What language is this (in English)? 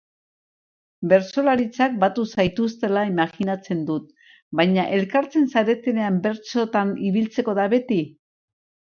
Basque